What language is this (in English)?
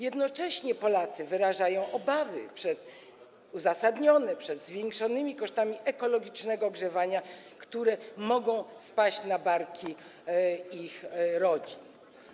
Polish